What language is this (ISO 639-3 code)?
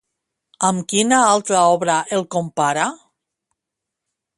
cat